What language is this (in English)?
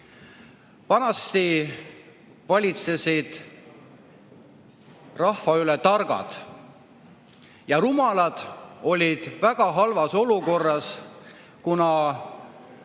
Estonian